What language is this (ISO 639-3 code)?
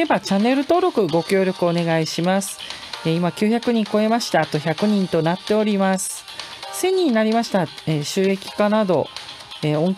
jpn